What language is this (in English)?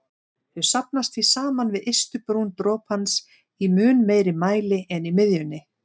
Icelandic